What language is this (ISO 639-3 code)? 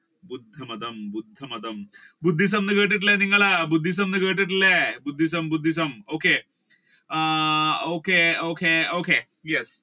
mal